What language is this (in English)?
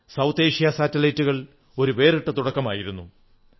Malayalam